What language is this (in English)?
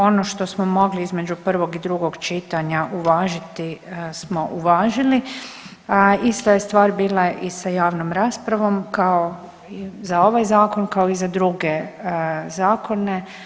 Croatian